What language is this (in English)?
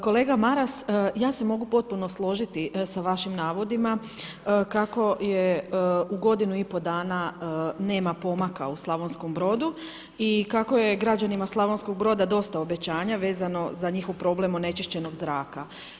Croatian